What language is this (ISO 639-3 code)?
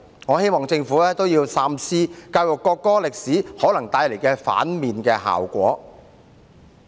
yue